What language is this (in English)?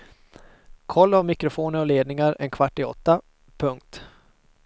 Swedish